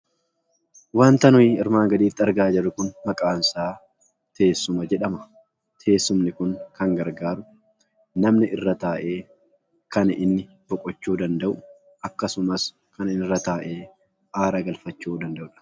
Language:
Oromo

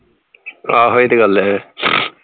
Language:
Punjabi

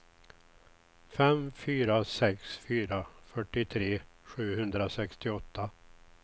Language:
Swedish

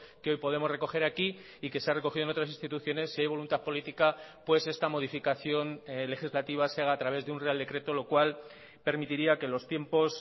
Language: Spanish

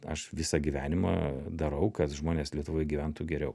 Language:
Lithuanian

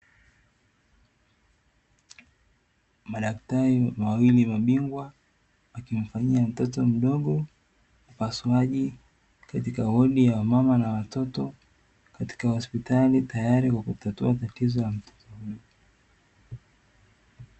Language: Swahili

